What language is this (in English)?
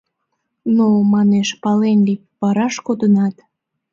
Mari